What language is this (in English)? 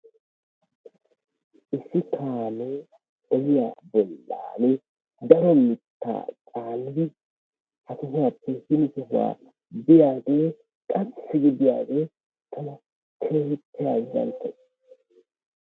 Wolaytta